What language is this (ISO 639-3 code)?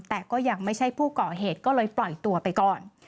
tha